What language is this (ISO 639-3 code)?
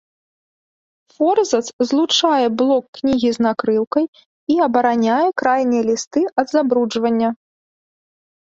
bel